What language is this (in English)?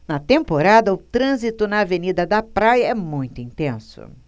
Portuguese